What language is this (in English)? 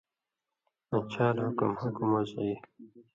Indus Kohistani